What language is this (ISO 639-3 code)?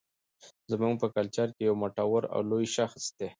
pus